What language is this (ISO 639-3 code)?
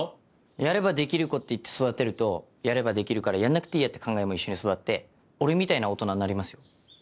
jpn